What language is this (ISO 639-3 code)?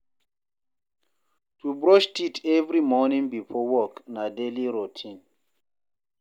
pcm